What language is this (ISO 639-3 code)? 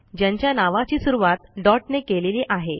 mar